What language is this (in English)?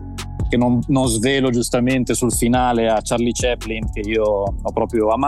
Italian